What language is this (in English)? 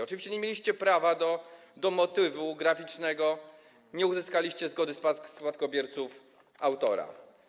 Polish